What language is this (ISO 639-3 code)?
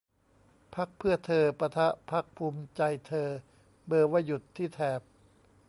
tha